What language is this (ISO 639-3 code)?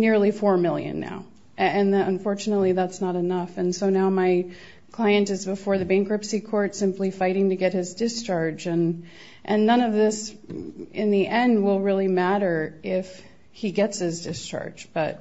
eng